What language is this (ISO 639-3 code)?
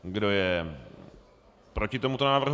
ces